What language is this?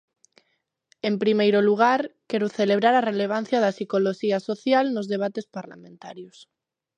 Galician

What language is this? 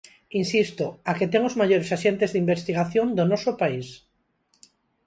Galician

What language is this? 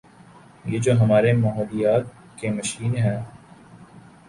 Urdu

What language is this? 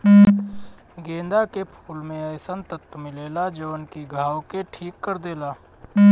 Bhojpuri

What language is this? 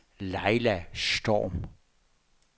Danish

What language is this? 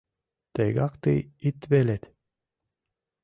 Mari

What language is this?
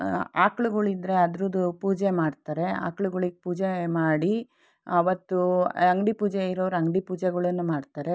Kannada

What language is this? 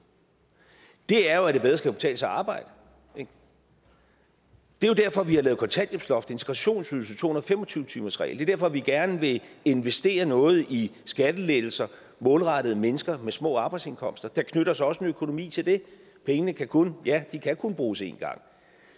Danish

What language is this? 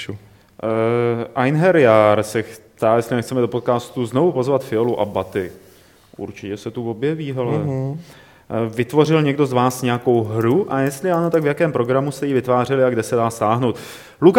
Czech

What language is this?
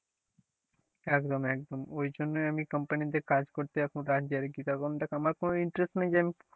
Bangla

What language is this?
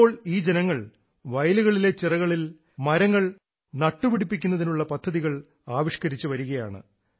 Malayalam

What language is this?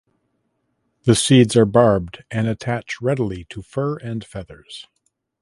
English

